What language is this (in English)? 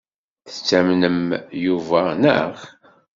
Kabyle